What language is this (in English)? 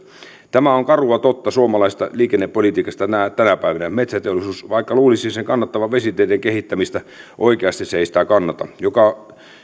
Finnish